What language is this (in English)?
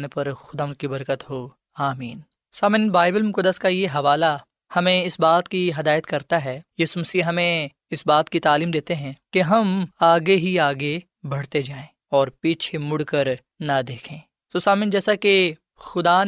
Urdu